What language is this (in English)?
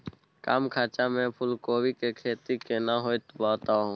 Maithili